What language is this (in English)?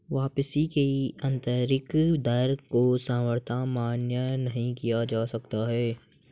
Hindi